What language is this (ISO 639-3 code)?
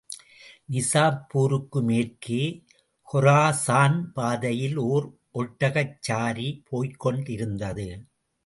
tam